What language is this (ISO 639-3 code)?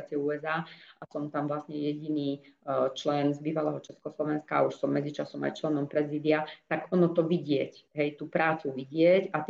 slk